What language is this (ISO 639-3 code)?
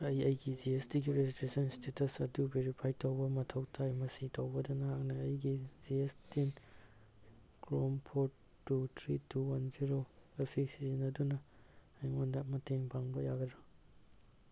mni